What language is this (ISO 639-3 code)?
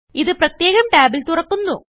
mal